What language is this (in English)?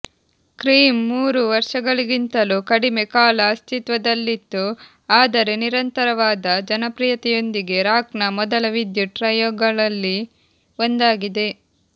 Kannada